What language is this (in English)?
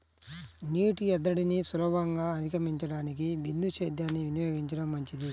Telugu